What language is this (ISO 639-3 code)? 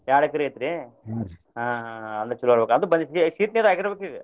kan